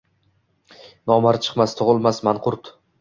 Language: Uzbek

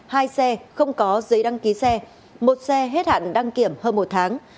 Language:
Vietnamese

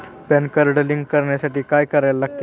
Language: Marathi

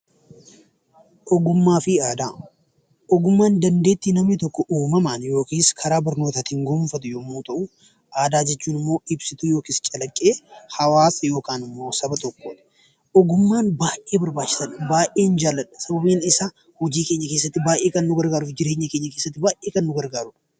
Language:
Oromo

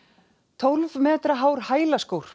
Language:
Icelandic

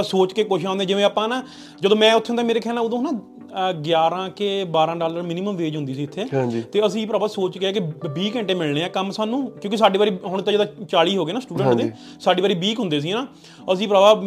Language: Punjabi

